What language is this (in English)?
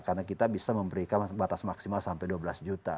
Indonesian